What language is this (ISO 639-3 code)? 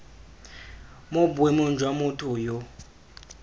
tsn